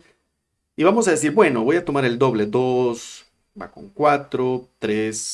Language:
Spanish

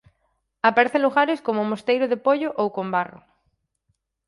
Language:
Galician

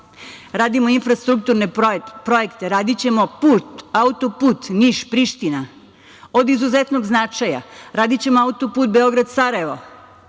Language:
Serbian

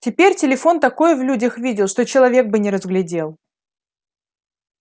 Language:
Russian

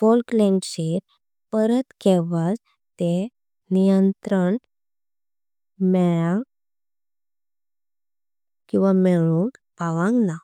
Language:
Konkani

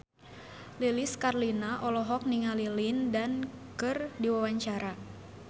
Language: Sundanese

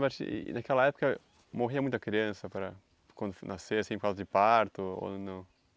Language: Portuguese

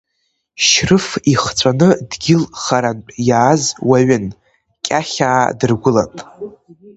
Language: Abkhazian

